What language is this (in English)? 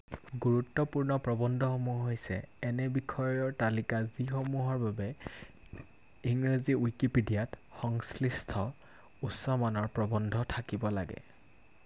Assamese